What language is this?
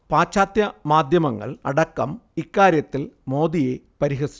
Malayalam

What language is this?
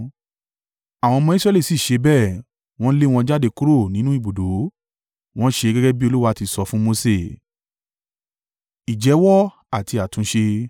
Yoruba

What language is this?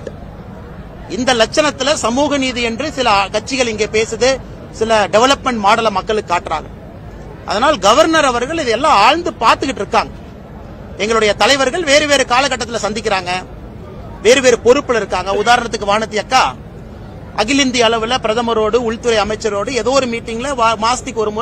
Ukrainian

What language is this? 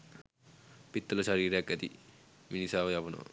Sinhala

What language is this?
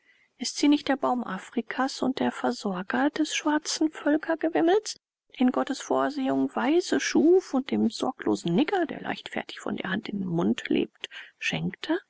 German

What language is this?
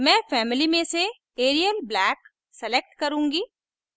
Hindi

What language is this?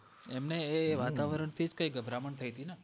Gujarati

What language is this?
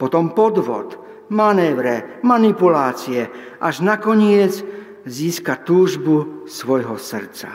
Slovak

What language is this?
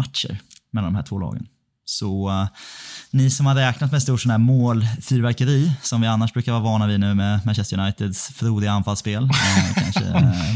Swedish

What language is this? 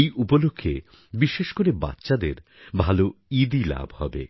Bangla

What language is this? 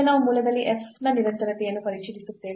Kannada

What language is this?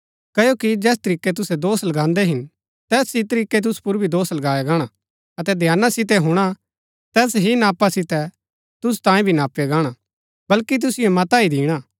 Gaddi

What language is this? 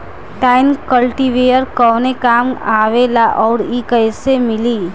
Bhojpuri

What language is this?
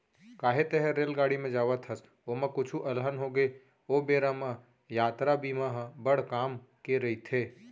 Chhattisgarhi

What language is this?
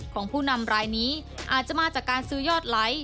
Thai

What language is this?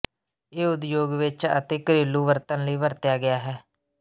Punjabi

